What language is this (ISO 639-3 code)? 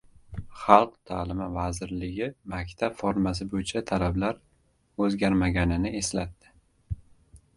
uzb